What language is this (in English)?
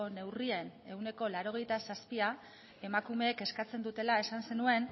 Basque